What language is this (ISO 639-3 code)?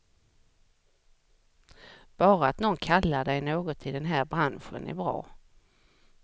swe